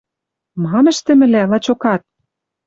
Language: Western Mari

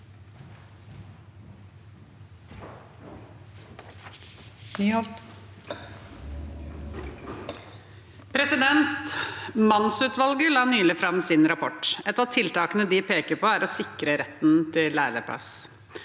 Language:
Norwegian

